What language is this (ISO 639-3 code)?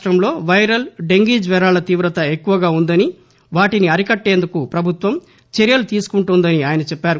tel